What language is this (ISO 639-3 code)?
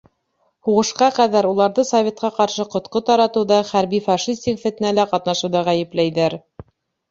bak